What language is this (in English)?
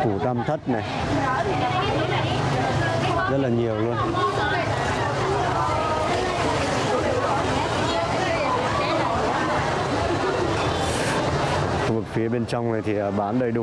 Vietnamese